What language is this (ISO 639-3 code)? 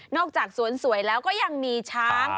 tha